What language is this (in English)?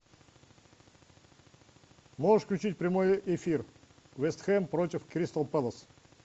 Russian